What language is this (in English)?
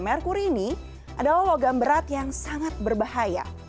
Indonesian